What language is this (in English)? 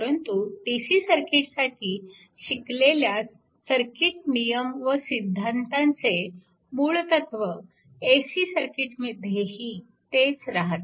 Marathi